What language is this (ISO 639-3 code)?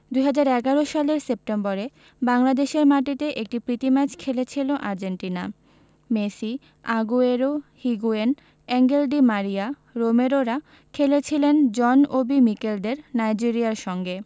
ben